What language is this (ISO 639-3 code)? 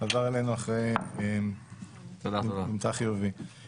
heb